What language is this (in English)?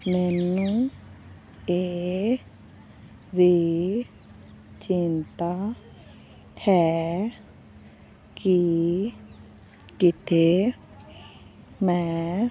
Punjabi